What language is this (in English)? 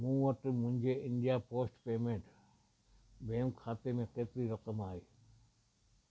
Sindhi